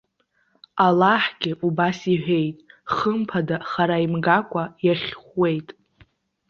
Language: Abkhazian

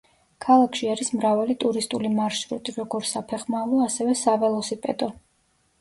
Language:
Georgian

